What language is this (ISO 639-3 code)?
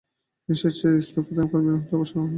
ben